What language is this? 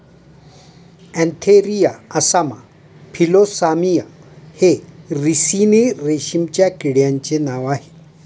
Marathi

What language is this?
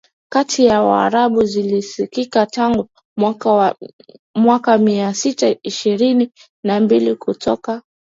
Swahili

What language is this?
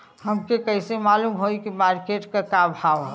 Bhojpuri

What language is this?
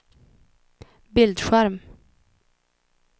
Swedish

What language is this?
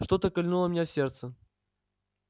Russian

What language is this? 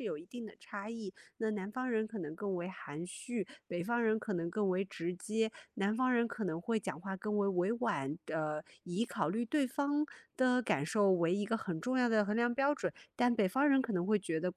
Chinese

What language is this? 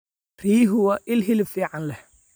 Somali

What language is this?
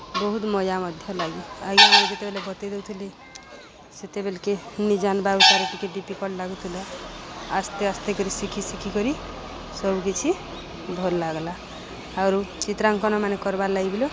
Odia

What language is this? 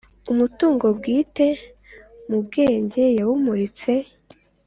Kinyarwanda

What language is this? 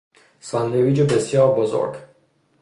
Persian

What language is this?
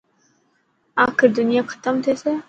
Dhatki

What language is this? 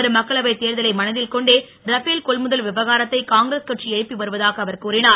Tamil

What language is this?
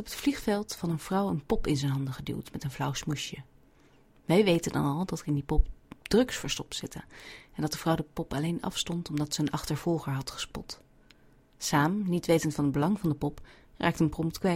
Dutch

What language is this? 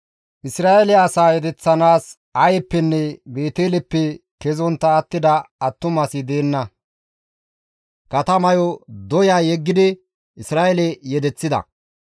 Gamo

